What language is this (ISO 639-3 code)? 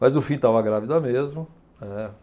por